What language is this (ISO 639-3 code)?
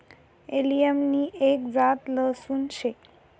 mar